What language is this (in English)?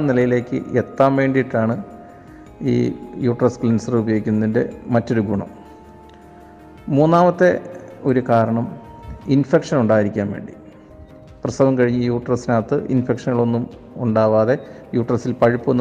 Malayalam